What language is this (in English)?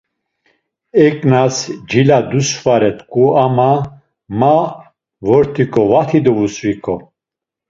Laz